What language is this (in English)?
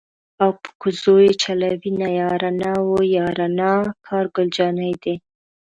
Pashto